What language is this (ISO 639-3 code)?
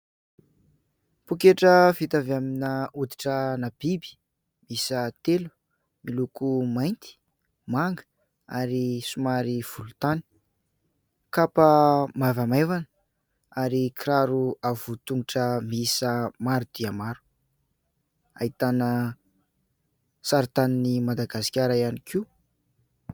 mlg